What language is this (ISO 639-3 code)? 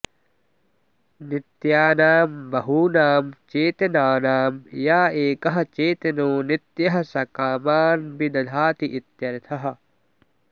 san